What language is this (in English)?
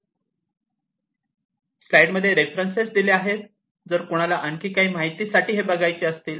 Marathi